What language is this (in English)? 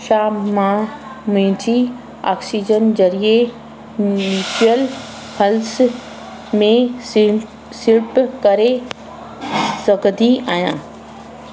Sindhi